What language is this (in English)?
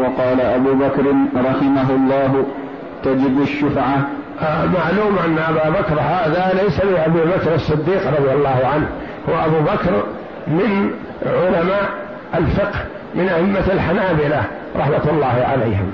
Arabic